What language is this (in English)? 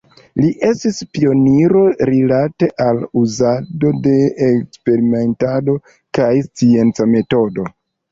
Esperanto